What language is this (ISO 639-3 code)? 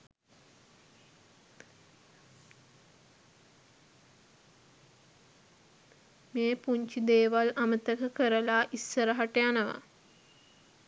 sin